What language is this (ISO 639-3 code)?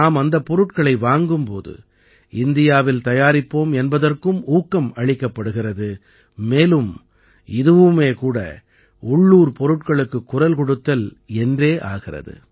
tam